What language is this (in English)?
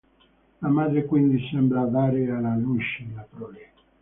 Italian